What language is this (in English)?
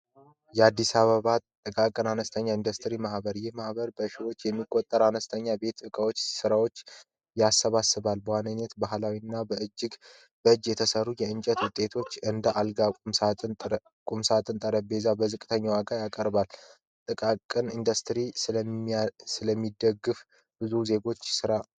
Amharic